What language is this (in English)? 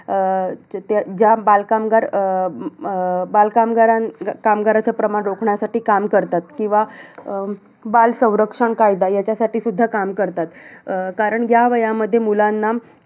Marathi